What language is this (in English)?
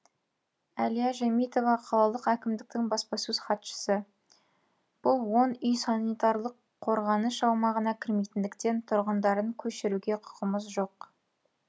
Kazakh